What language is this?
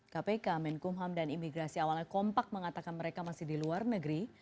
Indonesian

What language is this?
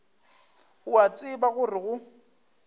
Northern Sotho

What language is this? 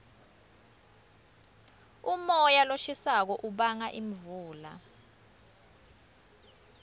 Swati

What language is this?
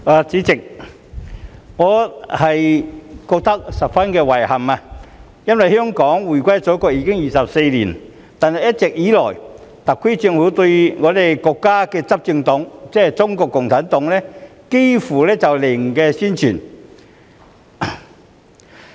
Cantonese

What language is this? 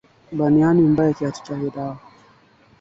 Swahili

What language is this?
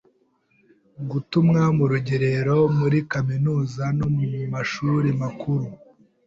Kinyarwanda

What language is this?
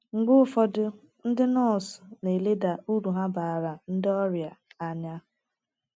Igbo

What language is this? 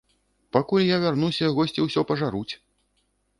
Belarusian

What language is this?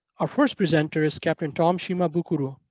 English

